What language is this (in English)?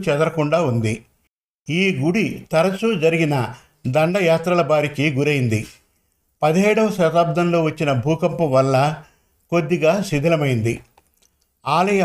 Telugu